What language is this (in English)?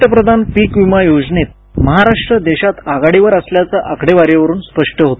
Marathi